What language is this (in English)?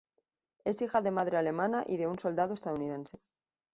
Spanish